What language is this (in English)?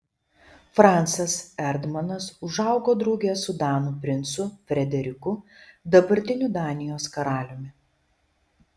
Lithuanian